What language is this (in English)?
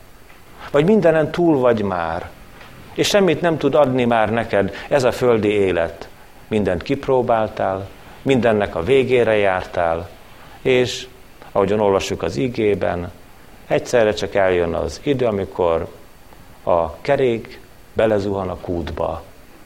Hungarian